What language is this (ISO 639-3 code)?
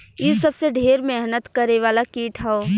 bho